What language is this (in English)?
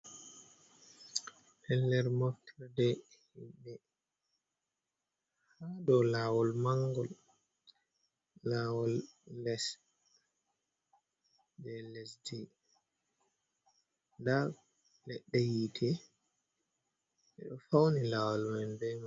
Fula